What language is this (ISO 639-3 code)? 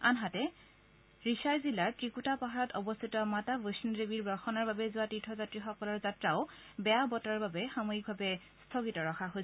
asm